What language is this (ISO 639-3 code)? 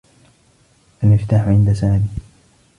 ara